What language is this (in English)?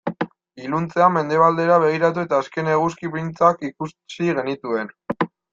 Basque